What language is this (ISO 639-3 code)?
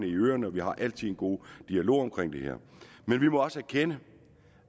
dan